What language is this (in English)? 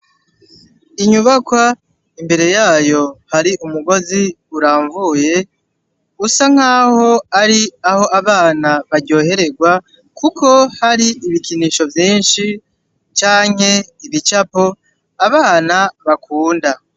Rundi